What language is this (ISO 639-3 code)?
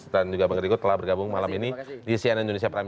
ind